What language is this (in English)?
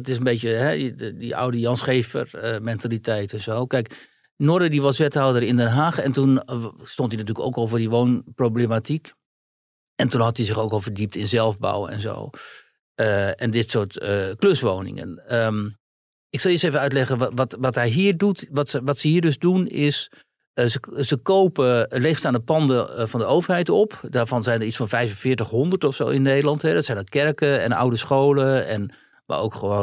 Dutch